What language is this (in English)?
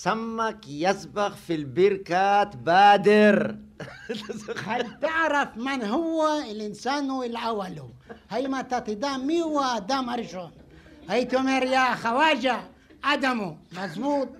Hebrew